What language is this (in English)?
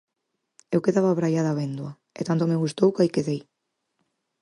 Galician